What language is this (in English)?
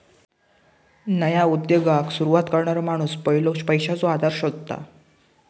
Marathi